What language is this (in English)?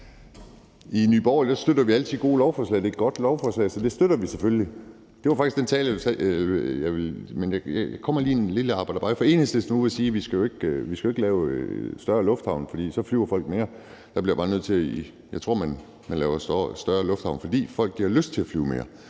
Danish